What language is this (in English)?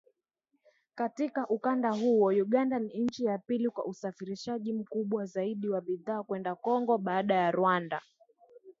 Swahili